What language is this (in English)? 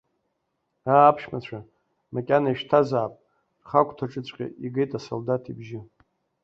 Abkhazian